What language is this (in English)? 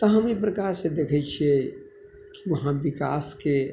Maithili